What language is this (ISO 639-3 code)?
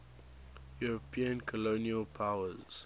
eng